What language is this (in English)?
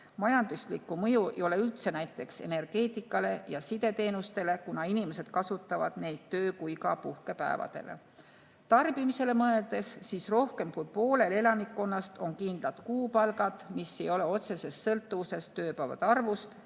Estonian